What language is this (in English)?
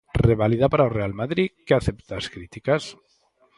Galician